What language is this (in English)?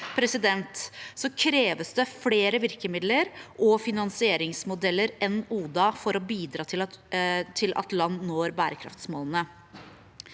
Norwegian